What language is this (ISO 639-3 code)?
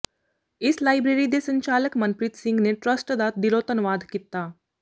pan